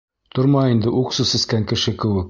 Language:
Bashkir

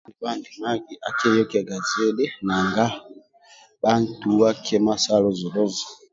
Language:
Amba (Uganda)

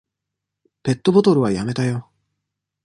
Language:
Japanese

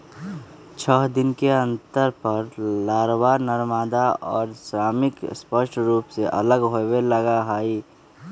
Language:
Magahi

